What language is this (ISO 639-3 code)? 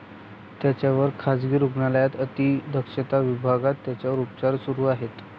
mar